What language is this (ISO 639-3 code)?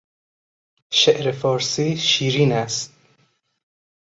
fas